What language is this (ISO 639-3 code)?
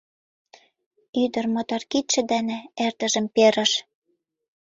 chm